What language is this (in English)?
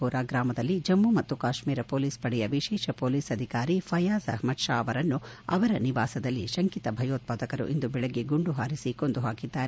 Kannada